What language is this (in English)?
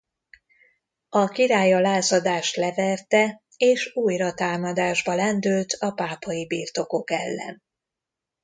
Hungarian